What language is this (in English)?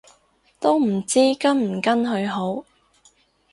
Cantonese